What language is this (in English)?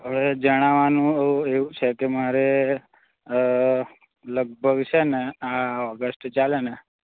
Gujarati